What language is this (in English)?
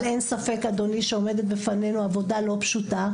Hebrew